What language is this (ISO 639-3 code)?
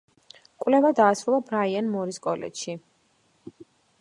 kat